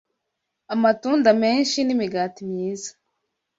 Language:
Kinyarwanda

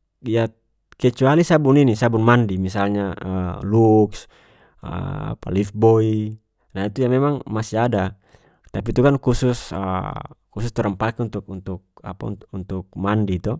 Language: North Moluccan Malay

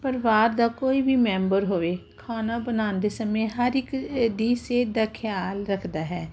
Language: Punjabi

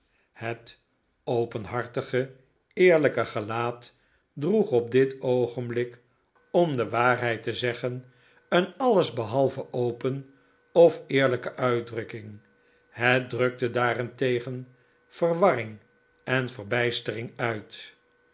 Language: Dutch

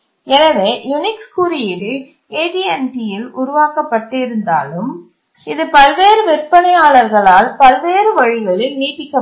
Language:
Tamil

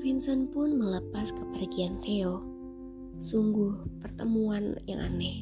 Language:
Indonesian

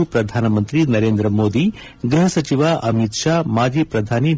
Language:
Kannada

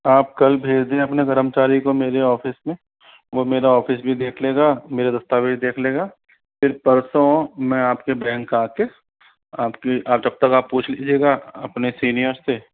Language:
Hindi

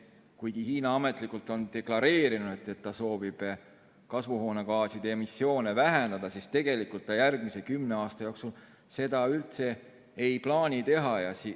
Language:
Estonian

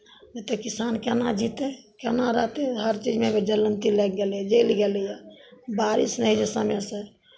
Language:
Maithili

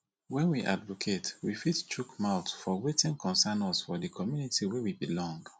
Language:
Nigerian Pidgin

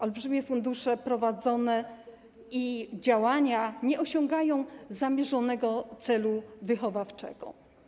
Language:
Polish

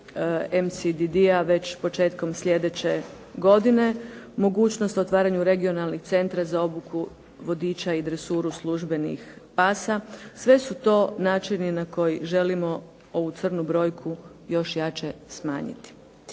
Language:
Croatian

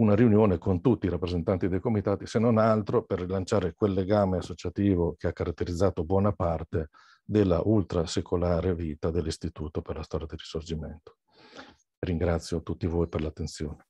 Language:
Italian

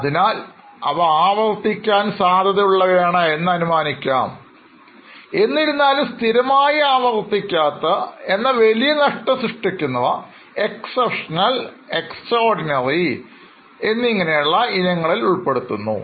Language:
Malayalam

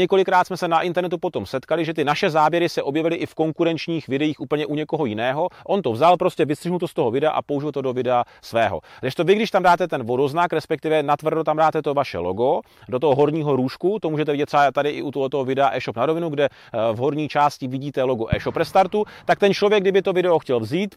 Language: Czech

